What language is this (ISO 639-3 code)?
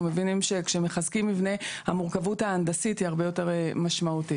heb